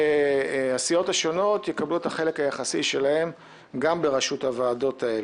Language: Hebrew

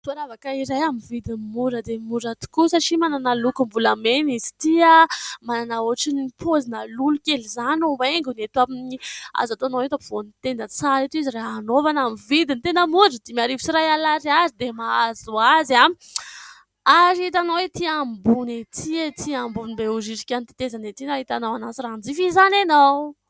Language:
Malagasy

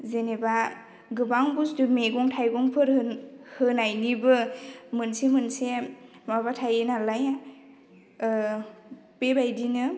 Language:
Bodo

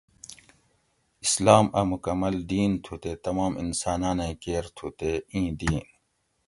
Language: Gawri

